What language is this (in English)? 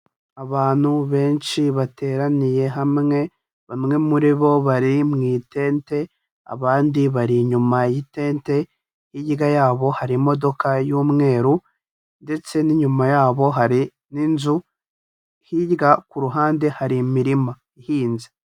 Kinyarwanda